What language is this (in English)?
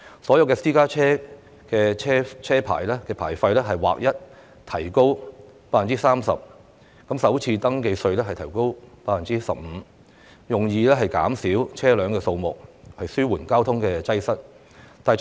Cantonese